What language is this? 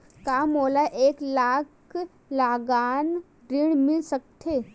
Chhattisgarhi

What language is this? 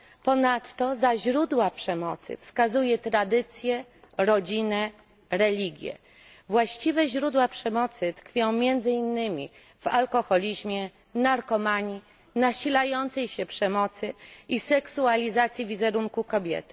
Polish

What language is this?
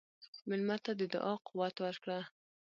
Pashto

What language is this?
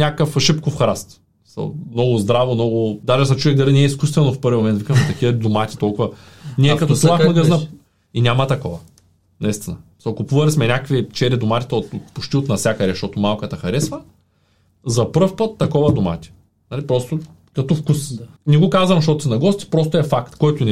Bulgarian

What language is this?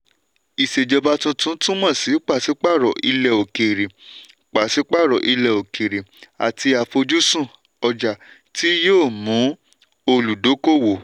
Yoruba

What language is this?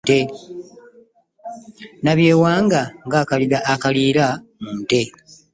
Ganda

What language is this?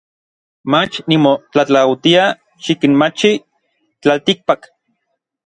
Orizaba Nahuatl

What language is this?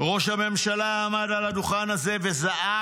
Hebrew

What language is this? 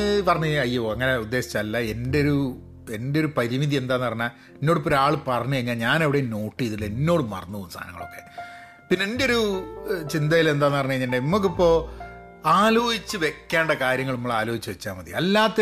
Malayalam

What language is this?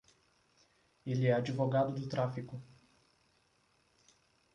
Portuguese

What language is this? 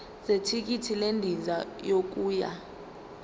Zulu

